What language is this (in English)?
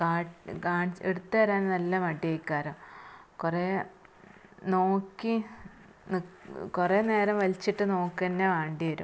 Malayalam